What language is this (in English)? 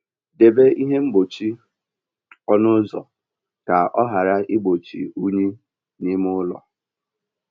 Igbo